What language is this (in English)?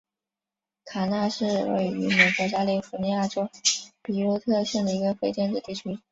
Chinese